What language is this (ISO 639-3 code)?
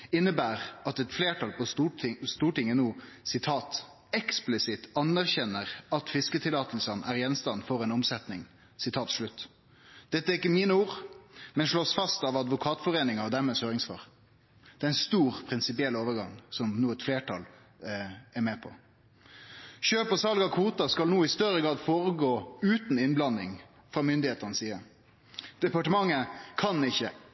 nno